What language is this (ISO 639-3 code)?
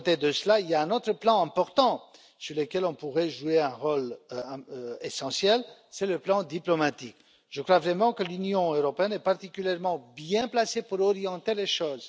fra